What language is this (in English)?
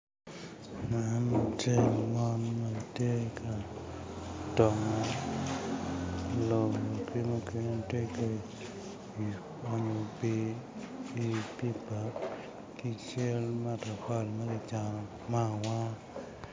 Acoli